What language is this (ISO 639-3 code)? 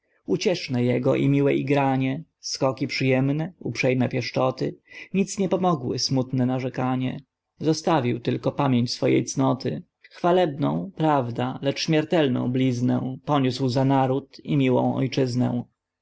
pol